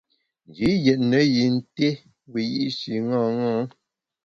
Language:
Bamun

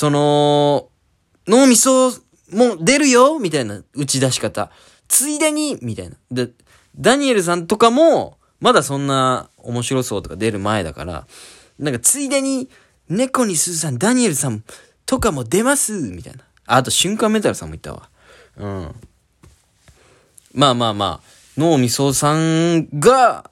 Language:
Japanese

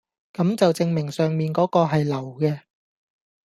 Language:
Cantonese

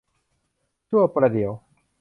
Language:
Thai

